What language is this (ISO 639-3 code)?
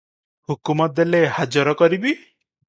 ori